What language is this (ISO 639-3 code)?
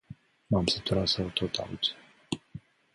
ron